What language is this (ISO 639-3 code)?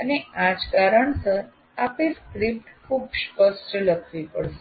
guj